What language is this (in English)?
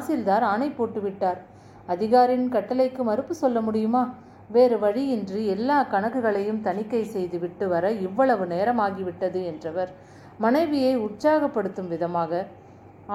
Tamil